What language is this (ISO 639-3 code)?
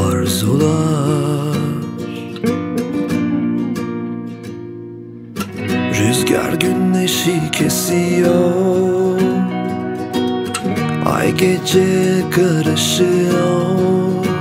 tur